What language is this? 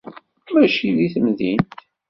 Kabyle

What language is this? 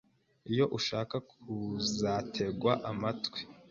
Kinyarwanda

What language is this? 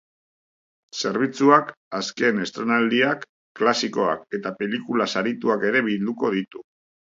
Basque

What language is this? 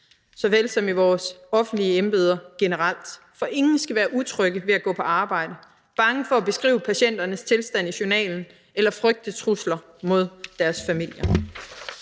Danish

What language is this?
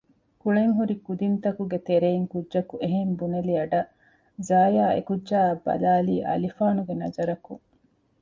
Divehi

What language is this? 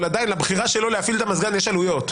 Hebrew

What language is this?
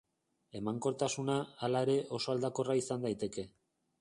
Basque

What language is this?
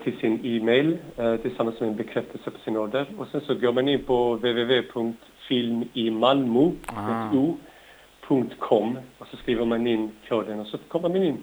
Swedish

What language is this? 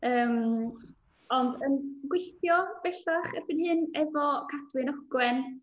Welsh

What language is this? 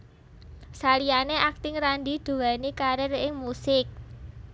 Javanese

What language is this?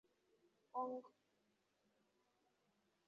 Swahili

